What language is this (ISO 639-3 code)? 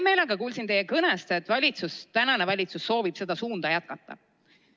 est